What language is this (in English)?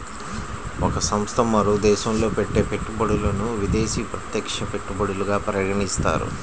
Telugu